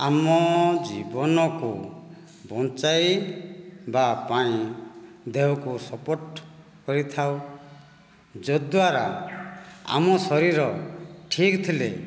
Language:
Odia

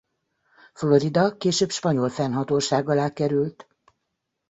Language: Hungarian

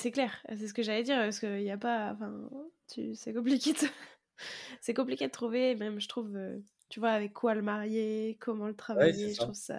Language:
French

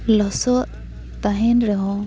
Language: Santali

